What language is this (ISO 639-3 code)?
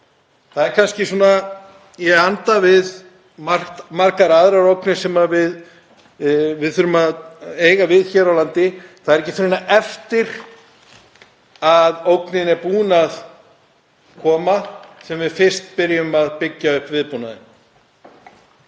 isl